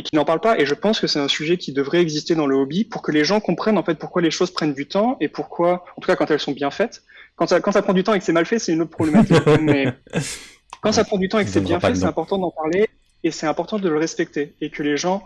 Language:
French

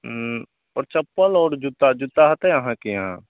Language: Maithili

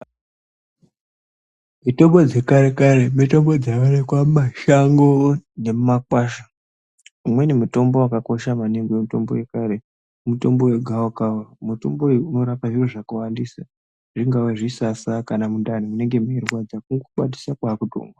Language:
Ndau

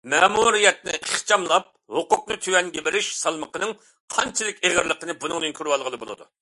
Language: Uyghur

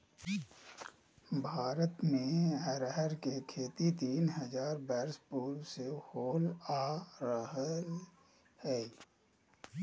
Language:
Magahi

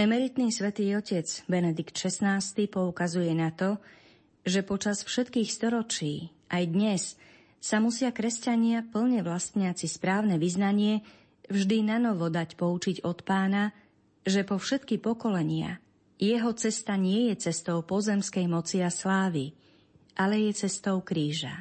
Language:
Slovak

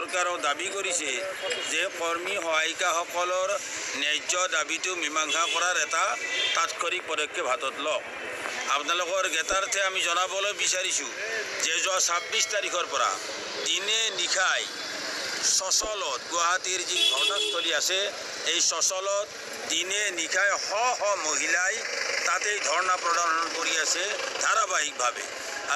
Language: Bangla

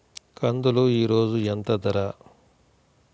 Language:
Telugu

